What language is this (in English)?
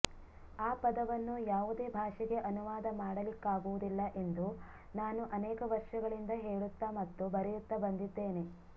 Kannada